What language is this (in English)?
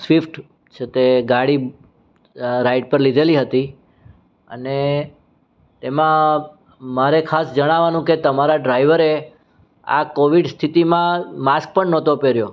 Gujarati